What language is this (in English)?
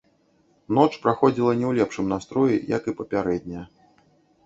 Belarusian